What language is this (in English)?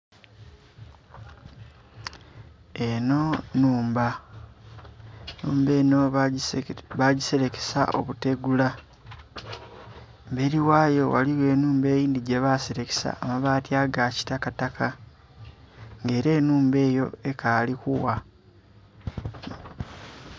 Soga